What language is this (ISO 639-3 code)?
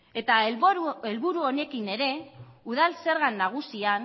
eus